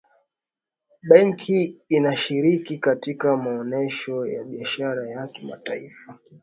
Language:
Swahili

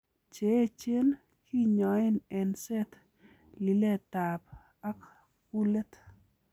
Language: Kalenjin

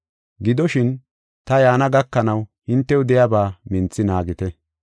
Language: Gofa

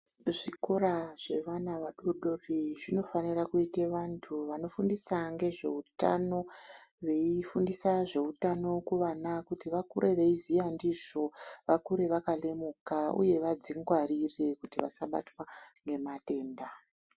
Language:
Ndau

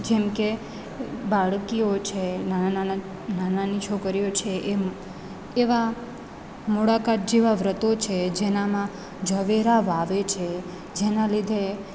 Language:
Gujarati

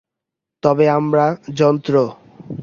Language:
Bangla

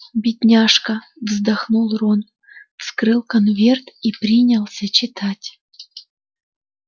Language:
Russian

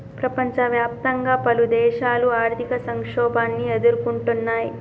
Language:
Telugu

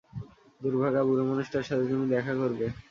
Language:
Bangla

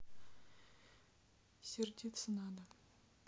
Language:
Russian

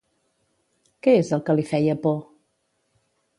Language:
Catalan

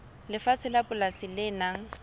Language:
Southern Sotho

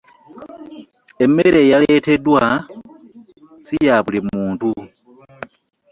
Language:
Ganda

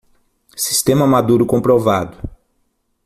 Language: Portuguese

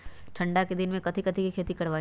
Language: Magahi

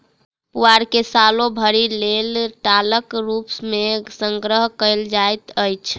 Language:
Maithili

